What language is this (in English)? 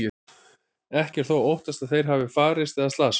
Icelandic